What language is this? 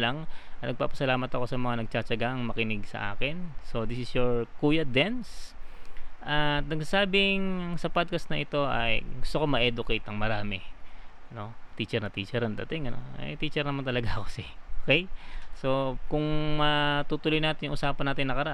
Filipino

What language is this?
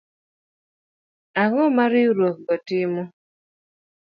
Luo (Kenya and Tanzania)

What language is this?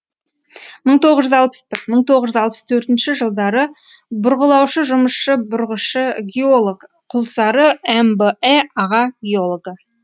Kazakh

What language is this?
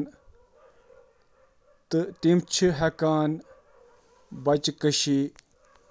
Kashmiri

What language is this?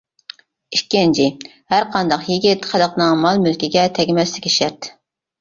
Uyghur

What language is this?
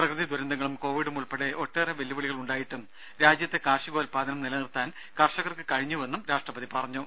Malayalam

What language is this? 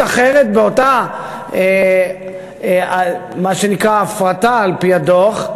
Hebrew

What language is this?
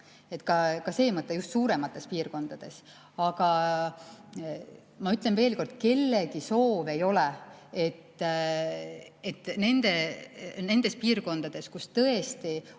Estonian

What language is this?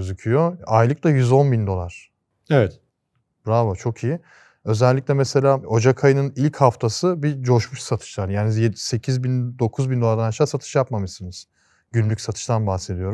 Turkish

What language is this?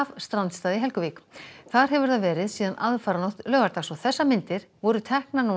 Icelandic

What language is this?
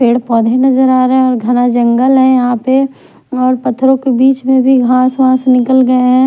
Hindi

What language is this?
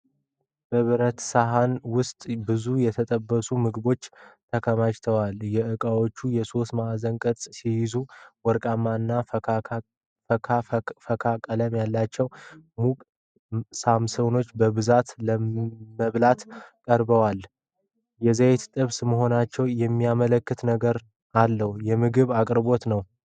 Amharic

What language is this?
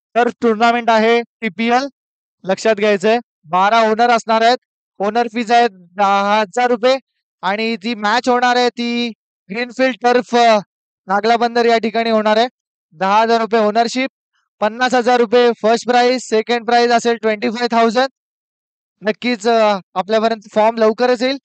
Marathi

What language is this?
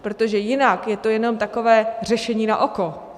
Czech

